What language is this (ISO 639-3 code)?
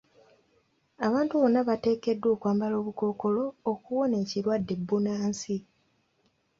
lug